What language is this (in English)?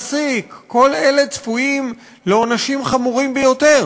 Hebrew